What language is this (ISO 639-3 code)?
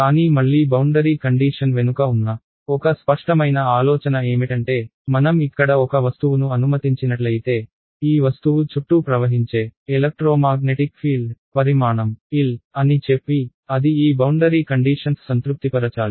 tel